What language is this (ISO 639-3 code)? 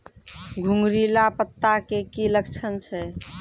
mai